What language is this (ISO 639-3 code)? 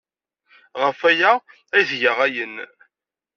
kab